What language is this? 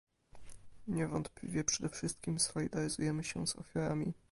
Polish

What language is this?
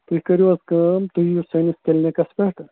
Kashmiri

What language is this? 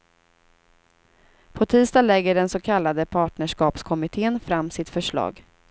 Swedish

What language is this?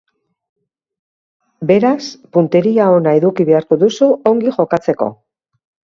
Basque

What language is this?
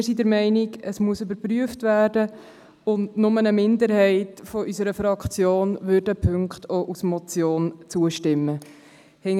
Swiss German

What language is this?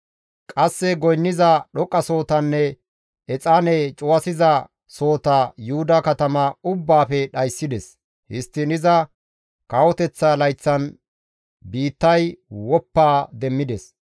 Gamo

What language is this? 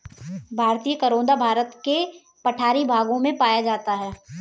Hindi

